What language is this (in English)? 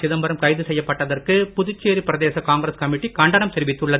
Tamil